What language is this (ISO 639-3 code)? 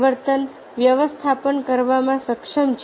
guj